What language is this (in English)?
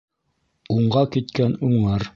Bashkir